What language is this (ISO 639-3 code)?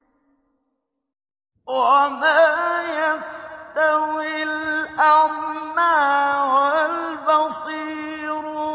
ara